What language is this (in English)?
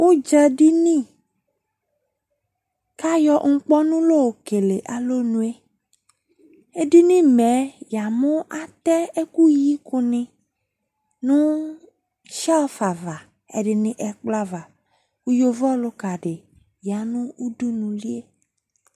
Ikposo